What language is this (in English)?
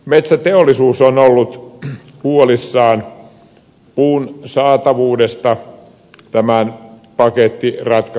Finnish